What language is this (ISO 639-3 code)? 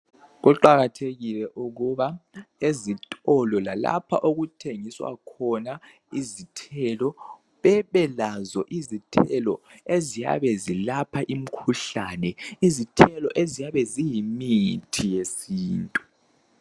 nde